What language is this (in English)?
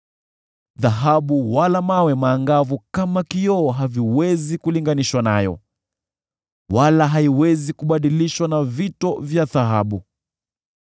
Swahili